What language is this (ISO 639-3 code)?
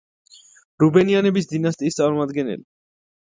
kat